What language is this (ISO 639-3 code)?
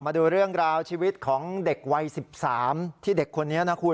tha